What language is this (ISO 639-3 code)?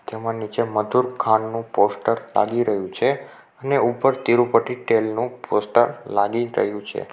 guj